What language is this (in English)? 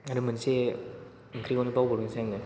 Bodo